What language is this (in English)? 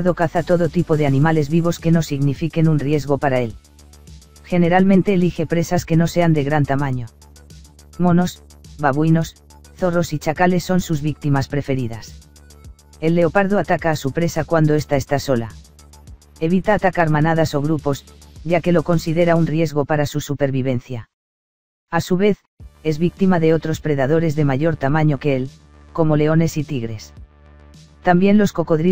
Spanish